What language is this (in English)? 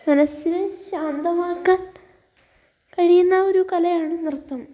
Malayalam